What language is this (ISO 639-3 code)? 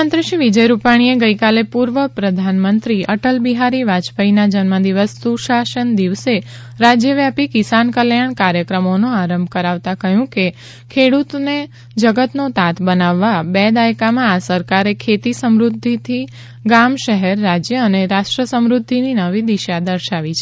guj